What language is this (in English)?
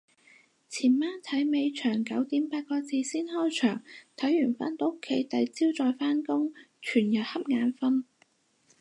Cantonese